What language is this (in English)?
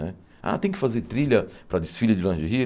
Portuguese